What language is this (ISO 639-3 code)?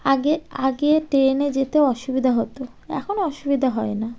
ben